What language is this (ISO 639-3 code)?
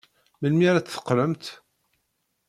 kab